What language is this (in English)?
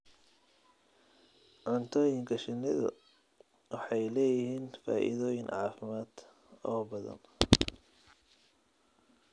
Somali